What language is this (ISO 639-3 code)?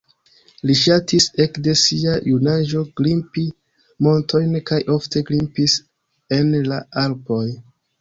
epo